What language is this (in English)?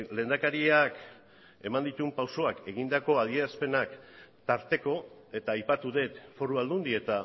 Basque